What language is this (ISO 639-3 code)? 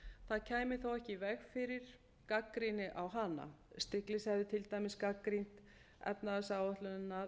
isl